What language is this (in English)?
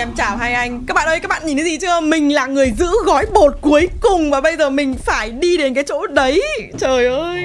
Vietnamese